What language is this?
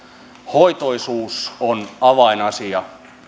Finnish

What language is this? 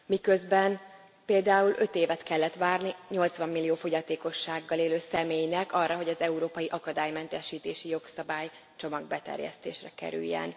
Hungarian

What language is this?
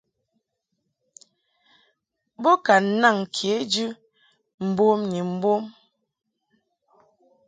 Mungaka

